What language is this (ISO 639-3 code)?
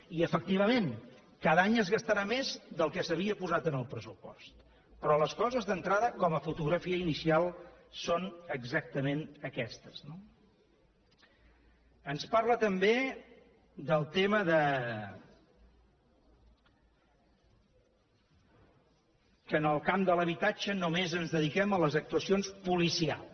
cat